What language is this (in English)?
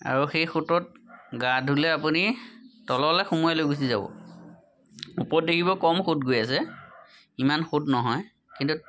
Assamese